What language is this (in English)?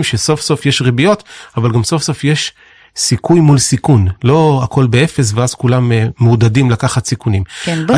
Hebrew